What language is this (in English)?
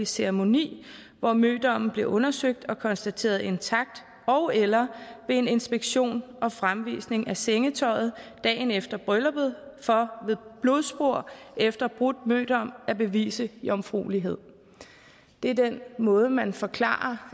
Danish